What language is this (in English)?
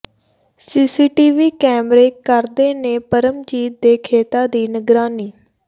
Punjabi